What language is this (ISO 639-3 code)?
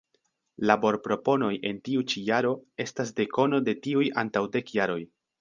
epo